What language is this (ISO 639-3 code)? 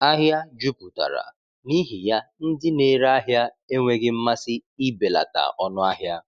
ibo